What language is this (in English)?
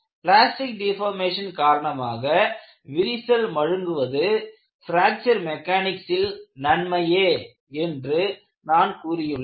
Tamil